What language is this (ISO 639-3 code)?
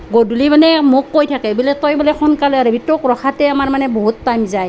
asm